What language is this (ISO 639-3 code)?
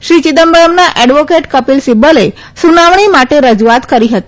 guj